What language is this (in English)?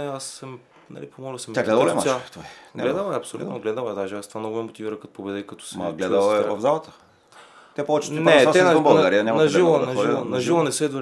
Bulgarian